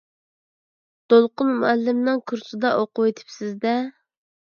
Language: Uyghur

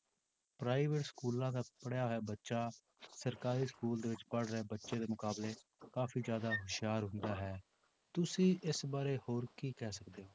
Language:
Punjabi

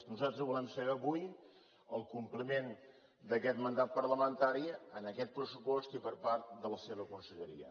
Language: Catalan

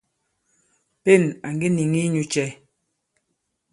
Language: Bankon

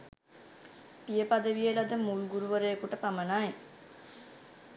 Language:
Sinhala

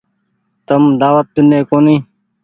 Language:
Goaria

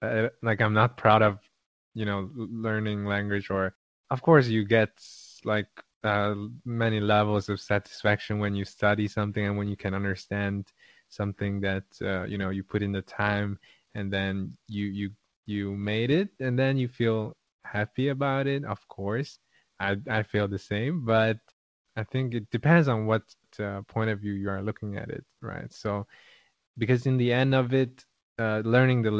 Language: Hungarian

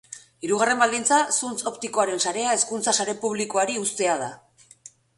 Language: Basque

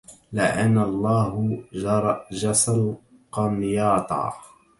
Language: Arabic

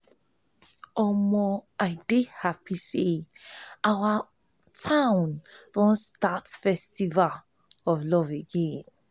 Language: Nigerian Pidgin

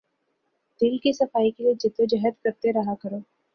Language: Urdu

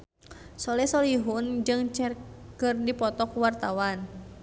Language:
Sundanese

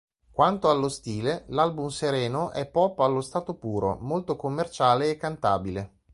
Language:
Italian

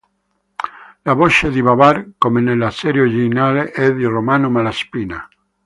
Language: Italian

